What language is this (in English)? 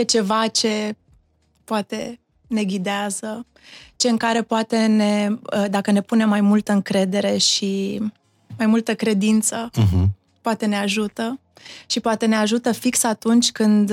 Romanian